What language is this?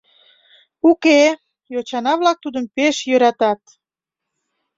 Mari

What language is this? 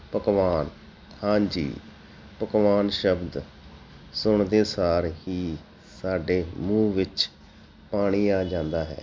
Punjabi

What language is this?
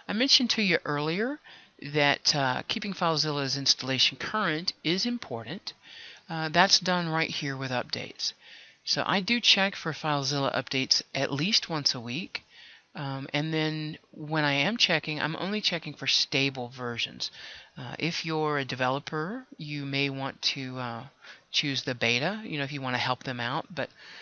English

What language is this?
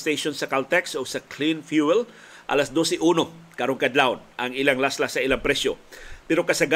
Filipino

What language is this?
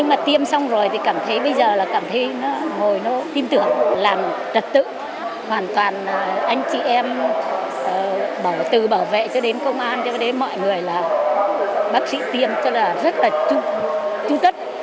Vietnamese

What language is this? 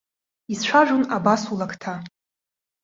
Abkhazian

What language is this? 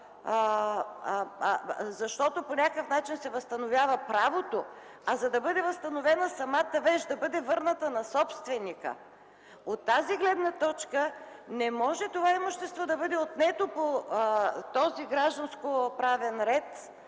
Bulgarian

